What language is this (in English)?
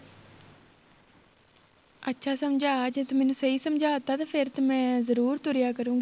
Punjabi